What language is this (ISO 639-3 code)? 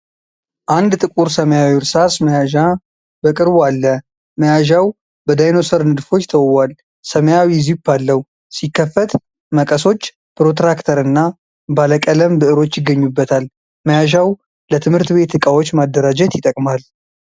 amh